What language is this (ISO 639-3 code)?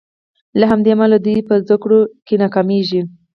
pus